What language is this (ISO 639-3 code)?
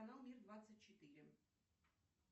rus